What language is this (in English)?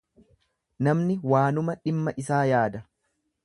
Oromo